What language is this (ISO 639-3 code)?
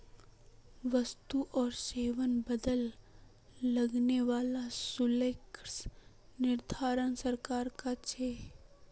mag